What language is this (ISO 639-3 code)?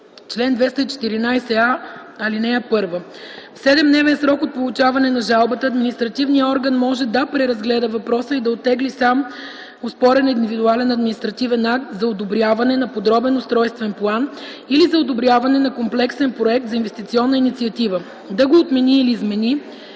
bul